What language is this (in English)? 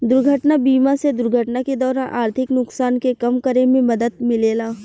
Bhojpuri